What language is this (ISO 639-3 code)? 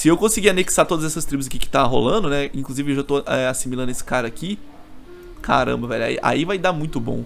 por